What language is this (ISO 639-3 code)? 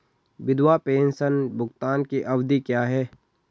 hin